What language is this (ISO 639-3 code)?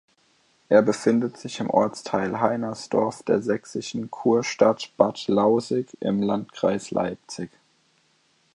deu